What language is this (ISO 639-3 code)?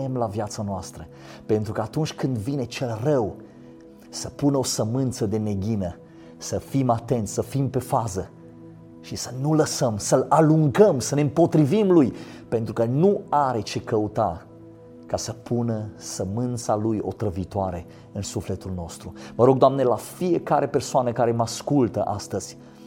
ron